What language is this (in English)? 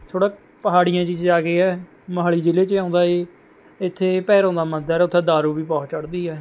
Punjabi